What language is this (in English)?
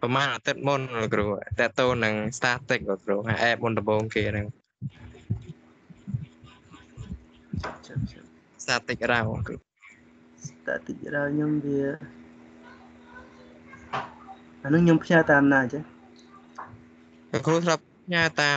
Vietnamese